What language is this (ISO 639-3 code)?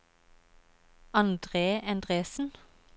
nor